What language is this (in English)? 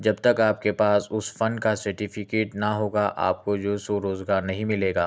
Urdu